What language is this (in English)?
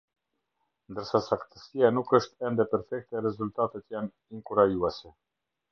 Albanian